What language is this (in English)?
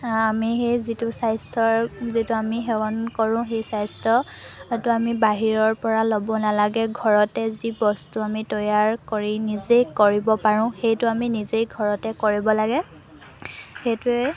Assamese